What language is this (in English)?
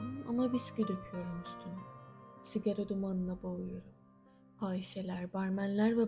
Turkish